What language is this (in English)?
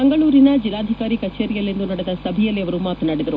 Kannada